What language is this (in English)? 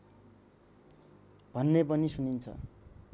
Nepali